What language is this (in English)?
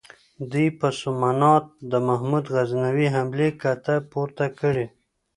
Pashto